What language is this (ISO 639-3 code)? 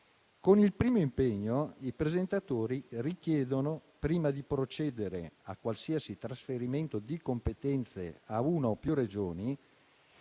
ita